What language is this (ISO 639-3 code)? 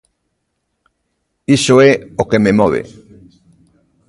glg